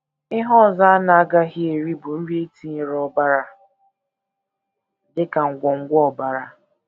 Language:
Igbo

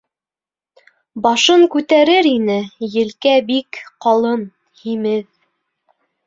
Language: Bashkir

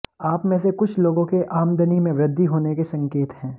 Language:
Hindi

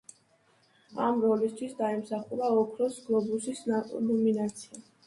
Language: Georgian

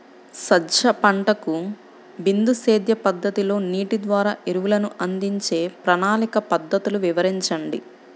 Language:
Telugu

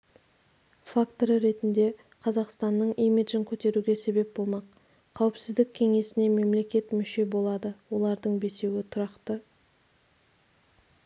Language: Kazakh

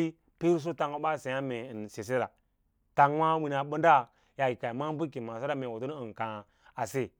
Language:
Lala-Roba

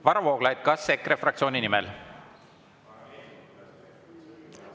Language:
Estonian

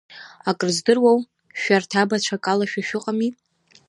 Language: Abkhazian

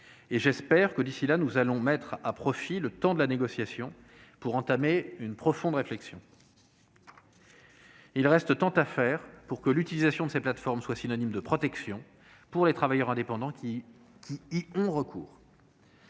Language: French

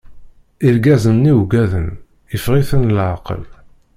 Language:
Kabyle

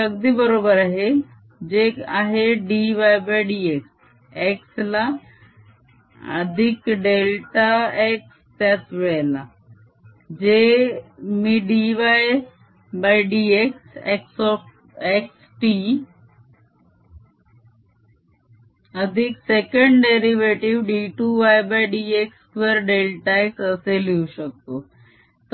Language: Marathi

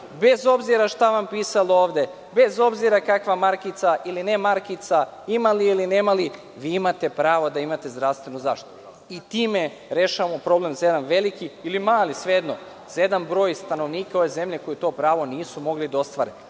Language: Serbian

